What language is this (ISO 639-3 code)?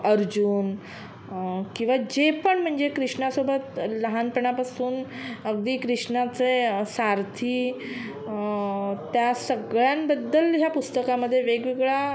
mar